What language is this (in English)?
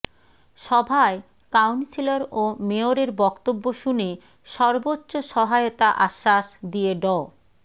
Bangla